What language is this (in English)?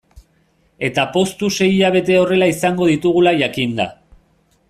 Basque